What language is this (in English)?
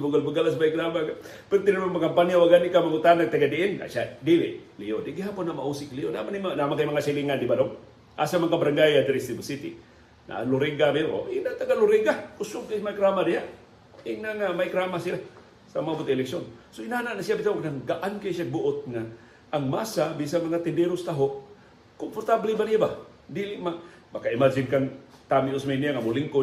Filipino